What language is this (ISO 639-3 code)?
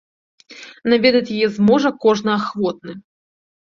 bel